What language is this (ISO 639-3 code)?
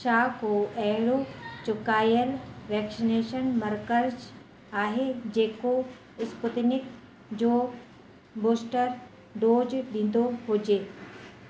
snd